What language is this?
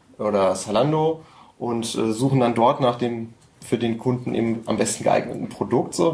German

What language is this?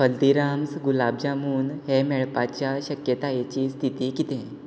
Konkani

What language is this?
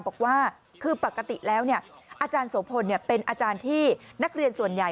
Thai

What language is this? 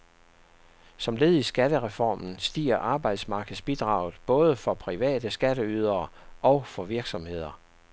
Danish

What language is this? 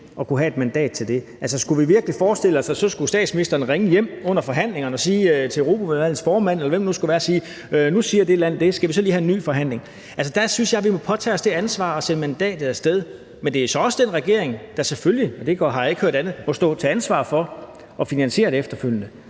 Danish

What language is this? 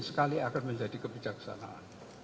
Indonesian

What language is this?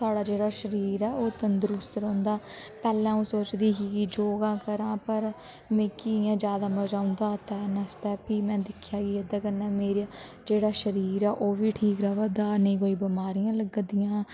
Dogri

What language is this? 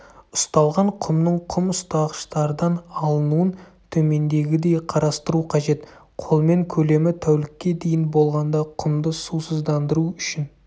Kazakh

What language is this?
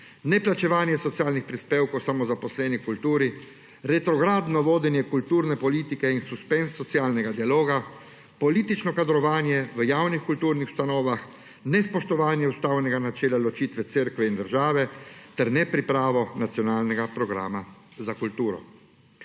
Slovenian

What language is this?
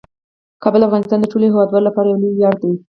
Pashto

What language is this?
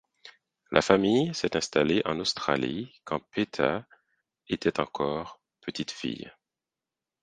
French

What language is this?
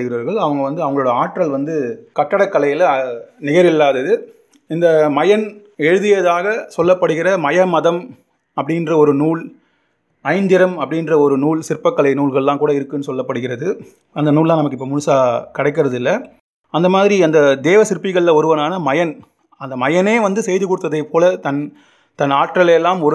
Tamil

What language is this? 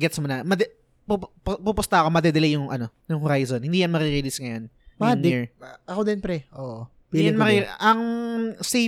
Filipino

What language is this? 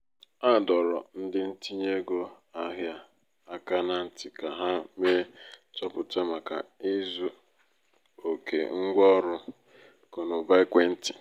Igbo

